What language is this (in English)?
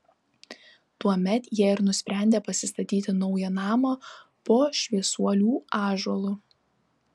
Lithuanian